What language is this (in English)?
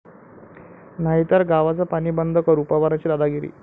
Marathi